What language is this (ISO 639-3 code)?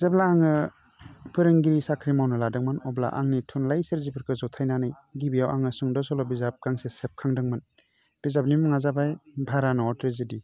brx